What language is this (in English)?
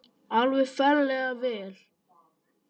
Icelandic